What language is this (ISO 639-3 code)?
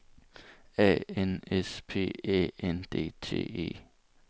dan